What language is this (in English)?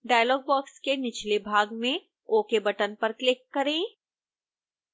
Hindi